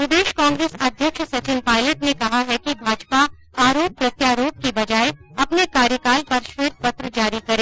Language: Hindi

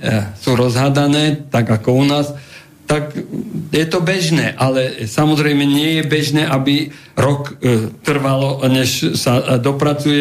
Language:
Slovak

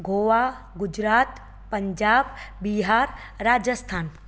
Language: Sindhi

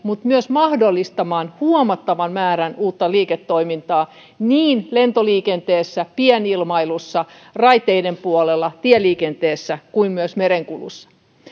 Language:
Finnish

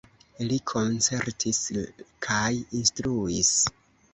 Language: Esperanto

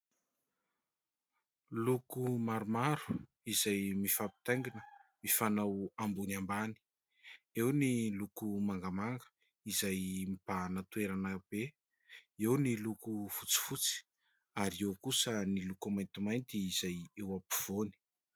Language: Malagasy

